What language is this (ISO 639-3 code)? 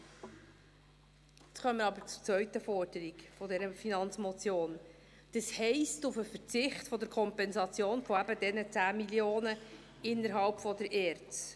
gsw